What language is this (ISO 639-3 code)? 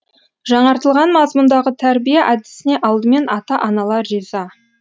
kaz